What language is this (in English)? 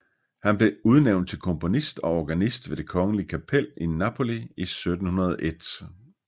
Danish